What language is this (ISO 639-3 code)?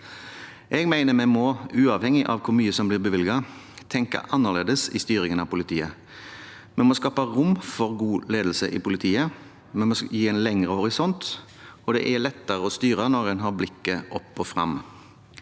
nor